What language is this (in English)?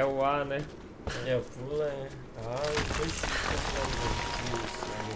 Portuguese